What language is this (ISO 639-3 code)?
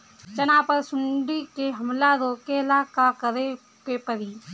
bho